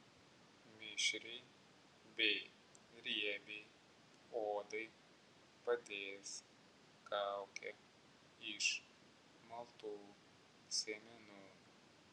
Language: Lithuanian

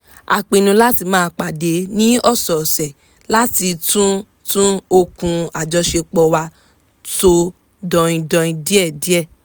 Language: Yoruba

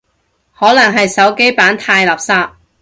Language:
Cantonese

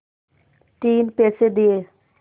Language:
Hindi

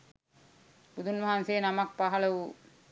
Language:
Sinhala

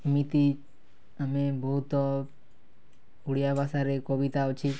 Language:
Odia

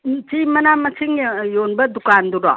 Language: Manipuri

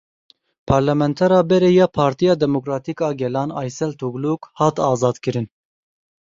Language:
Kurdish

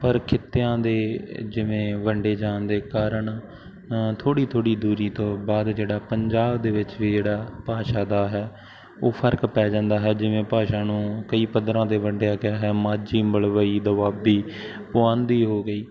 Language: Punjabi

